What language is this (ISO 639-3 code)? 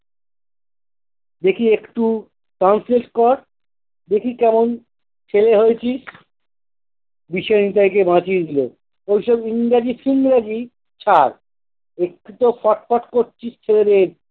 ben